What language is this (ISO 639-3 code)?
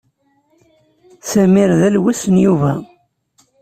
kab